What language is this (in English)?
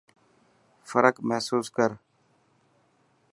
Dhatki